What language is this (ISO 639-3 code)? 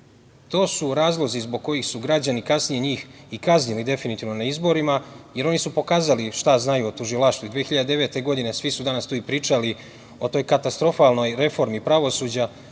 srp